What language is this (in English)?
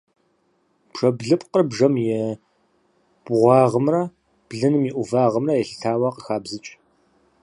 Kabardian